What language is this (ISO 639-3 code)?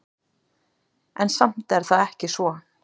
isl